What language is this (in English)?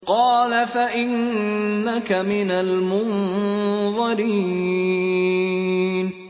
Arabic